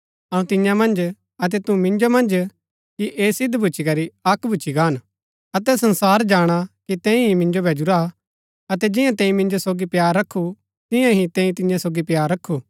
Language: Gaddi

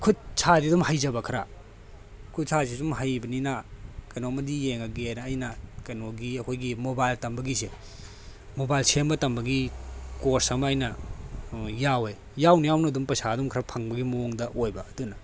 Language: Manipuri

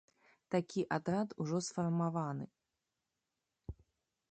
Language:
Belarusian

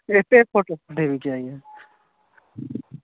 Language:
Odia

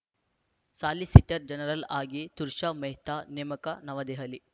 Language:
Kannada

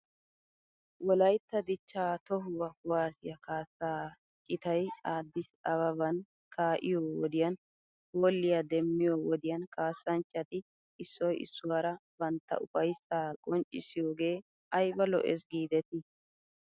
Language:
Wolaytta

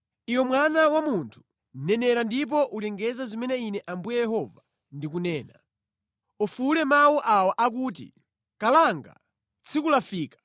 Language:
Nyanja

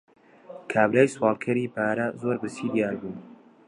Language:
Central Kurdish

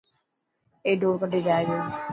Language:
Dhatki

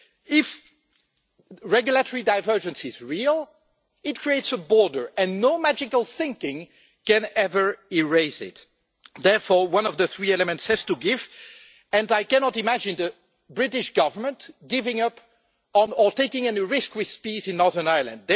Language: English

